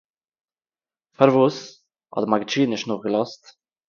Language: Yiddish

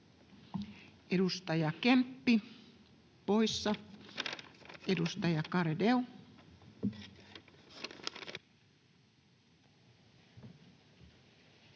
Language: Finnish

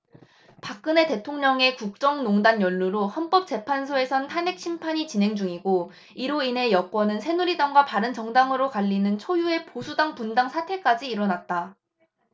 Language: Korean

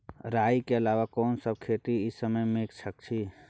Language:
Maithili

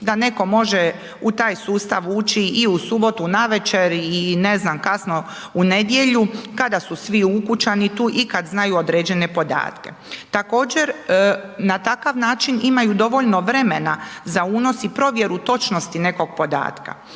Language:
Croatian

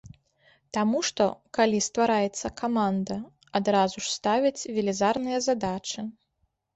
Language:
Belarusian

